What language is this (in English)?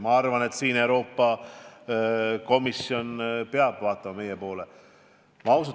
Estonian